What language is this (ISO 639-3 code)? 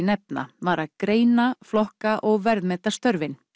isl